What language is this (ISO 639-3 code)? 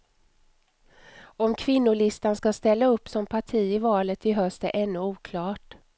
swe